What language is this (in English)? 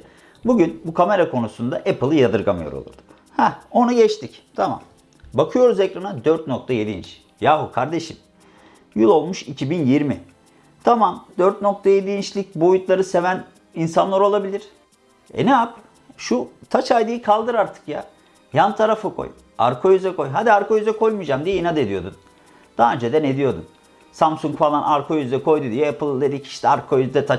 Turkish